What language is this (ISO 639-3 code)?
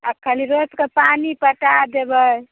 mai